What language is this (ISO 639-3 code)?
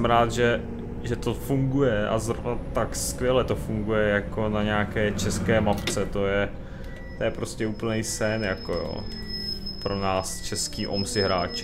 ces